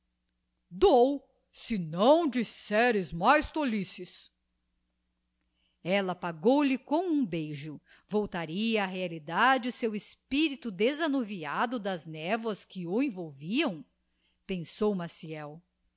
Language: Portuguese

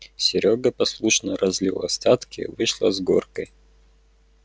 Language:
Russian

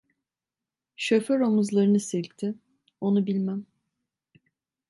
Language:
Turkish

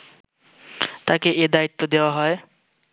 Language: Bangla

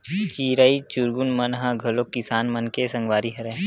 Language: Chhattisgarhi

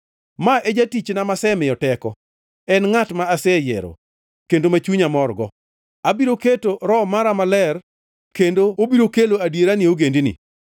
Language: Luo (Kenya and Tanzania)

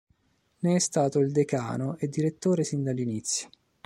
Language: Italian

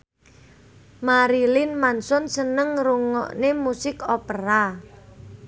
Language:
Javanese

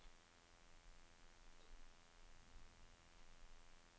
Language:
Norwegian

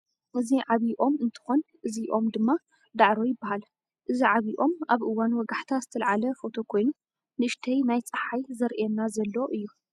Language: Tigrinya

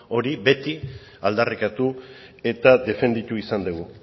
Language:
Basque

